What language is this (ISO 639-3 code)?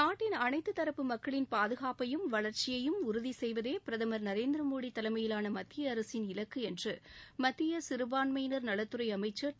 tam